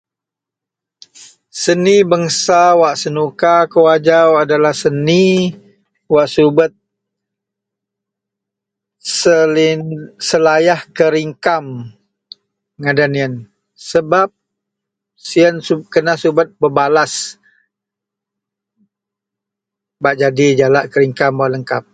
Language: Central Melanau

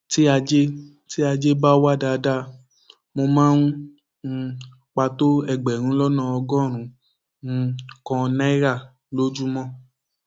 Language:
Yoruba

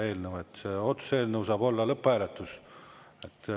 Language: Estonian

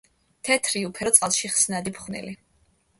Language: Georgian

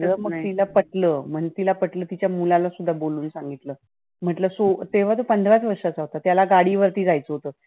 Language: Marathi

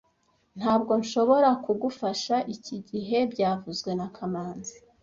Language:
Kinyarwanda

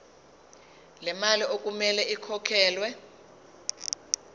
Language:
Zulu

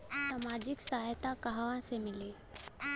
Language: Bhojpuri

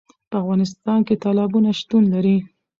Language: Pashto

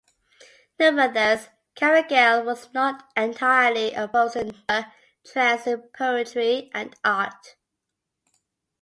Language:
English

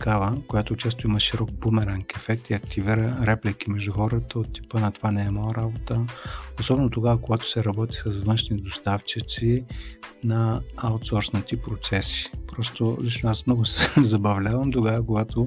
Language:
Bulgarian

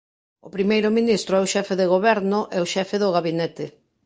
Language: Galician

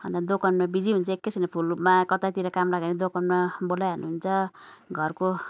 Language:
Nepali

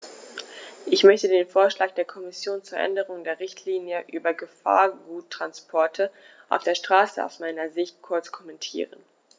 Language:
German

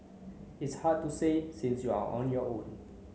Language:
English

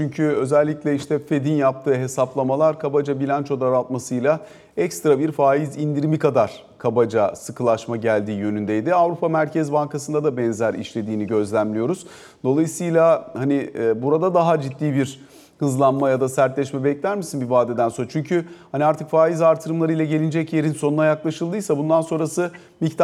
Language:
Turkish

